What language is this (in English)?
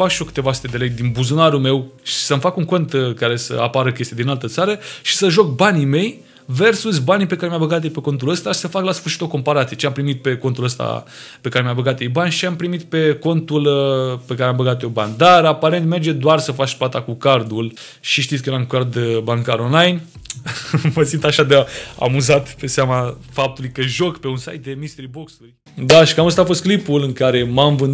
Romanian